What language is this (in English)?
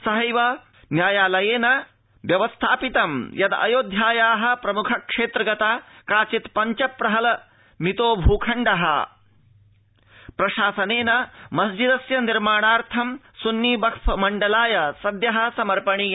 Sanskrit